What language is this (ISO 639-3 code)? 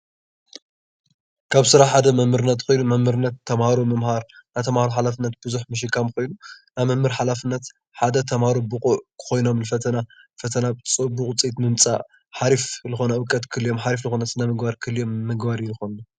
tir